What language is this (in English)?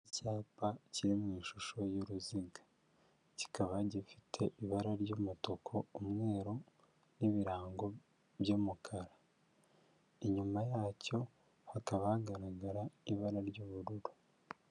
Kinyarwanda